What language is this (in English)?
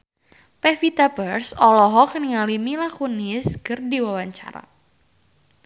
Sundanese